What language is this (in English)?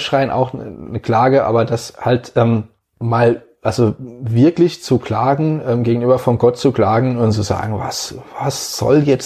German